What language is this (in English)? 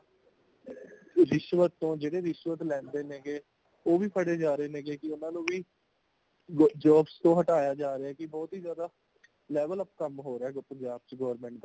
Punjabi